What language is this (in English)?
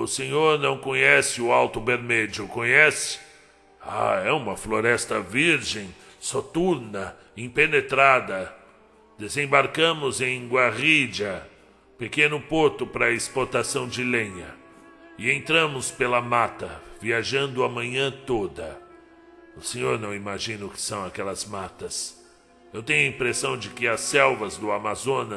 Portuguese